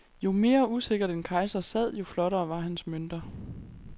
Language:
Danish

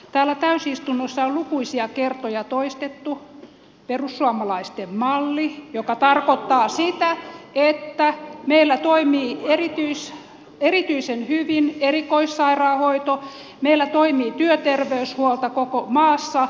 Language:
Finnish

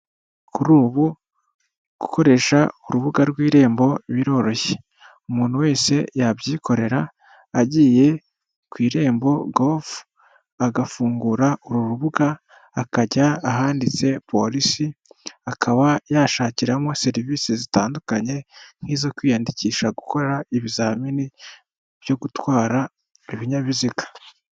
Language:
Kinyarwanda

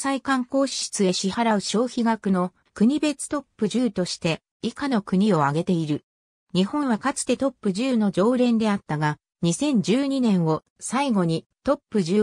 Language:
Japanese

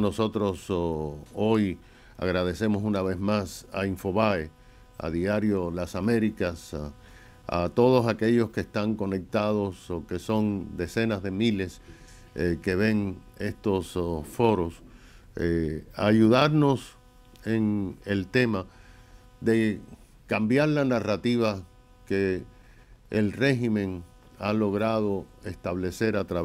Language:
Spanish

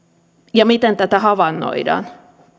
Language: Finnish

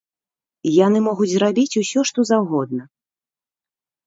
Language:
Belarusian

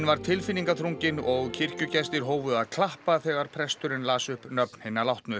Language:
Icelandic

